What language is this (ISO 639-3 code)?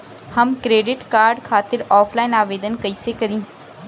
bho